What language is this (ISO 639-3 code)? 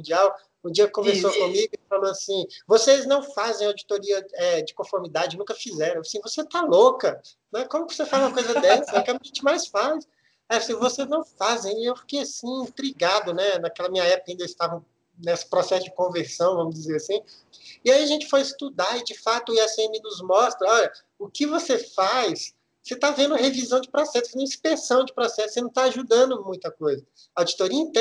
por